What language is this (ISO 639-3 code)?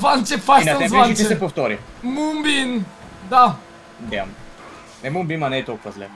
bul